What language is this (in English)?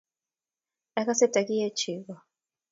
Kalenjin